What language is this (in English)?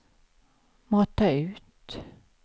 Swedish